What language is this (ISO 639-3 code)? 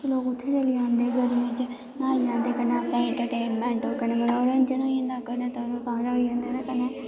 doi